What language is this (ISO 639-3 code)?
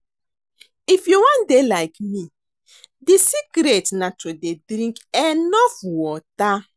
pcm